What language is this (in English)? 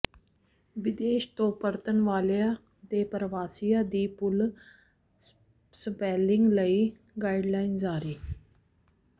Punjabi